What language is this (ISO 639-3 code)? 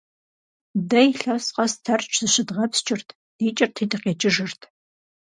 kbd